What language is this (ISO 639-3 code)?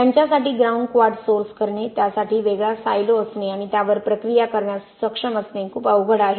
mar